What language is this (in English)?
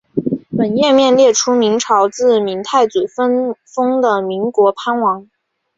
Chinese